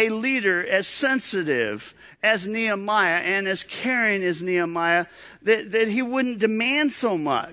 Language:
English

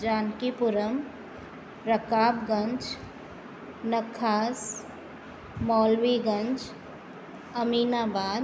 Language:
Sindhi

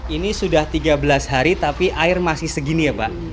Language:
Indonesian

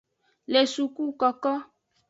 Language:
Aja (Benin)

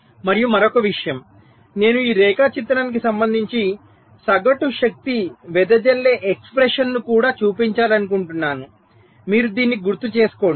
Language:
Telugu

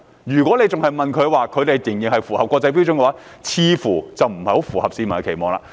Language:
Cantonese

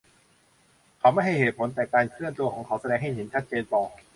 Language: Thai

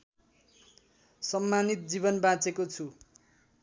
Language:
Nepali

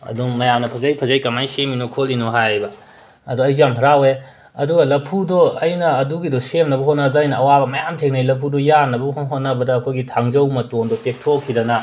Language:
Manipuri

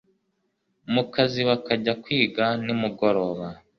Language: Kinyarwanda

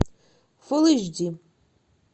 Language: Russian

